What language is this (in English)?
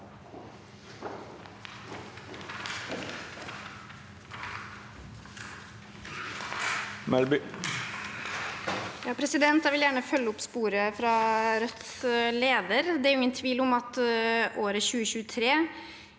Norwegian